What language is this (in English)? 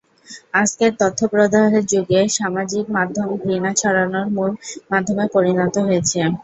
Bangla